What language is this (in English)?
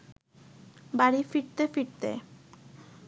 Bangla